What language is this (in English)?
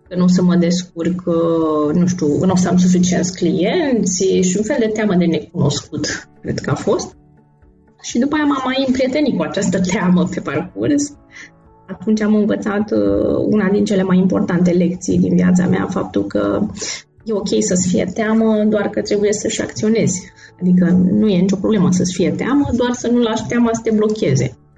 Romanian